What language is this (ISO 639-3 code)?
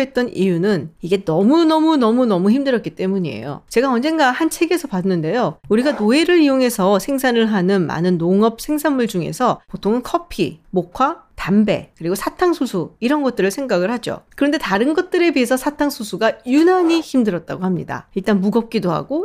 kor